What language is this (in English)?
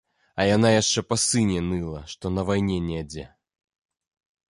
Belarusian